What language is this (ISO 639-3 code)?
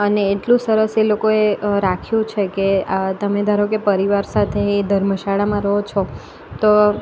guj